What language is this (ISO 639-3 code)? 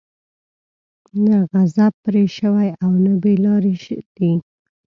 pus